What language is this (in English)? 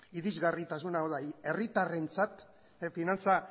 Basque